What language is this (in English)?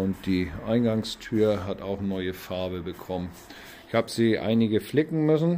German